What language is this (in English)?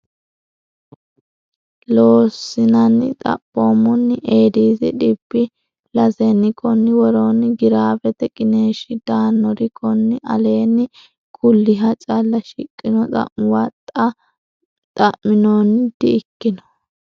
Sidamo